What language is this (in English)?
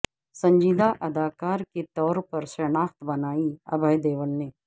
Urdu